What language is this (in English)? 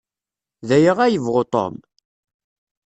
Kabyle